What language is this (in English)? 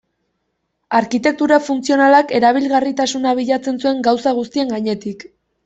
Basque